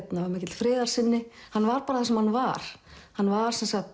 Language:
Icelandic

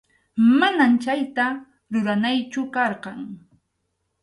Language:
Arequipa-La Unión Quechua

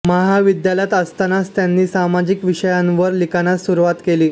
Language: Marathi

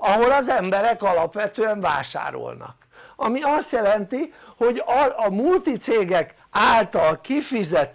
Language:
Hungarian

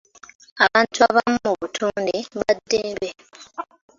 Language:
Ganda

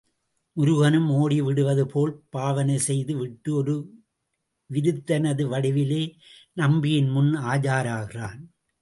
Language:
Tamil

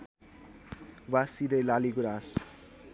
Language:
Nepali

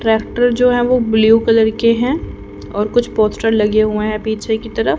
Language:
Hindi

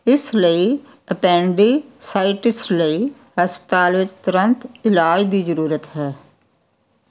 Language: Punjabi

